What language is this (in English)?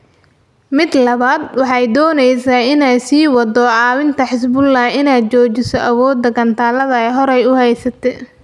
Somali